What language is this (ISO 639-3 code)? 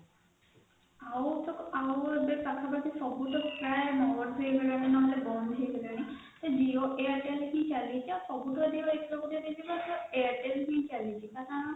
ori